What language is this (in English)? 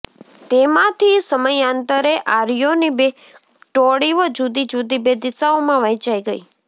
Gujarati